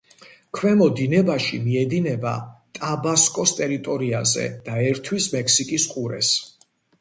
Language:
Georgian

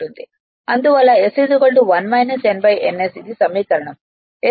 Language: Telugu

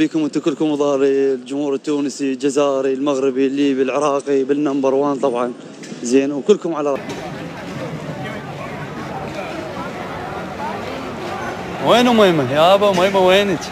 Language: Arabic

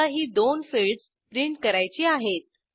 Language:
Marathi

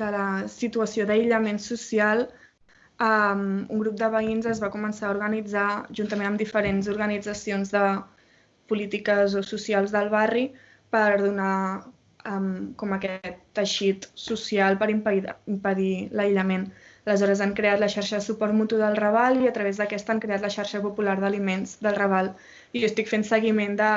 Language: Catalan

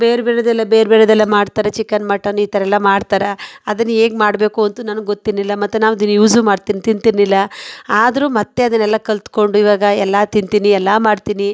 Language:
Kannada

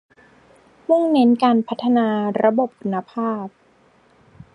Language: Thai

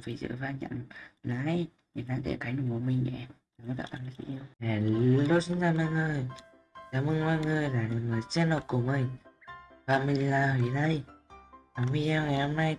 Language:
Vietnamese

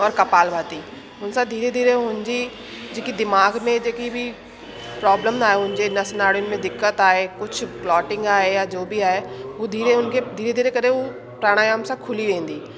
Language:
Sindhi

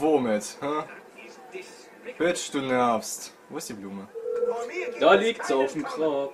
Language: German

